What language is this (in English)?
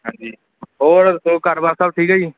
Punjabi